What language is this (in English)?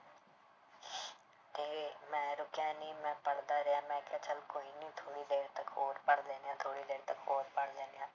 Punjabi